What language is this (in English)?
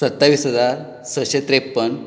Konkani